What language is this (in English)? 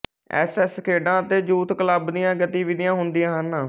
Punjabi